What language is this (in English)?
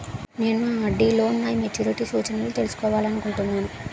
Telugu